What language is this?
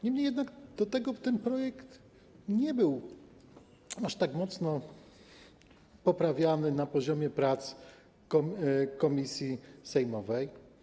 Polish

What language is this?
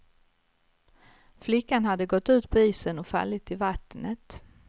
Swedish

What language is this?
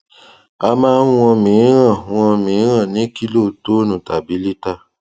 Yoruba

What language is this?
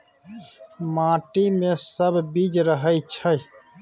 Maithili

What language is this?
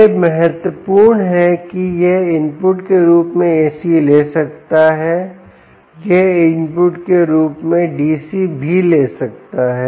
Hindi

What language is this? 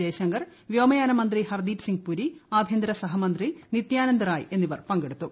Malayalam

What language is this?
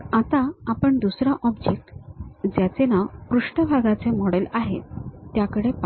Marathi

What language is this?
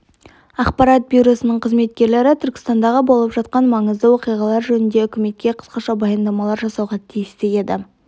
Kazakh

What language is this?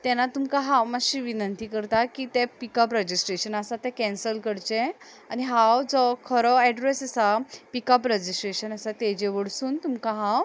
Konkani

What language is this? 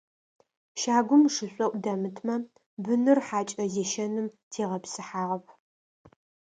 Adyghe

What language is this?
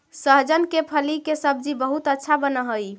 Magahi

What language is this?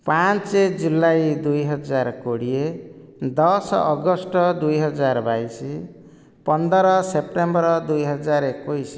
Odia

